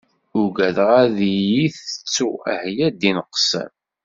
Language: Kabyle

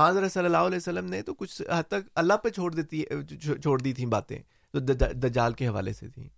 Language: Urdu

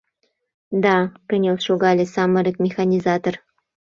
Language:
Mari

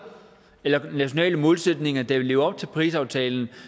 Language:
Danish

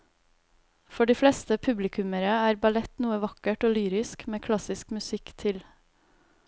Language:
Norwegian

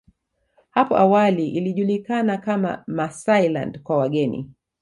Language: Swahili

